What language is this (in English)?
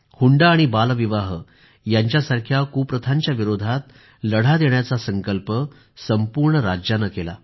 Marathi